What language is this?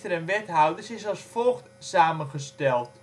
Dutch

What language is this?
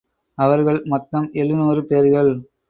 Tamil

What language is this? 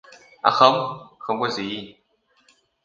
Vietnamese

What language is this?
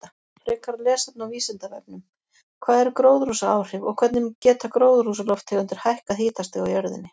Icelandic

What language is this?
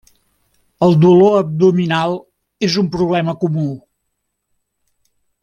Catalan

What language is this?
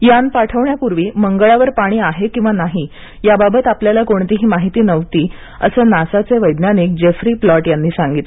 Marathi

